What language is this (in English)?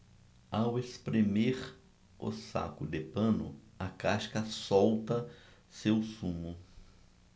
Portuguese